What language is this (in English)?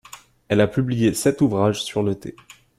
French